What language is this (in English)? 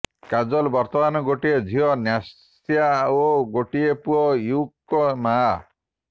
Odia